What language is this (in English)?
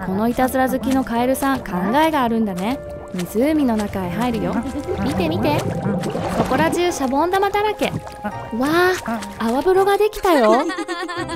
Japanese